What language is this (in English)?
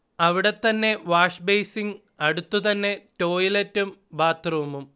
Malayalam